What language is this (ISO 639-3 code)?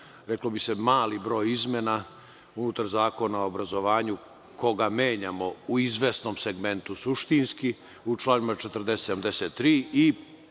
srp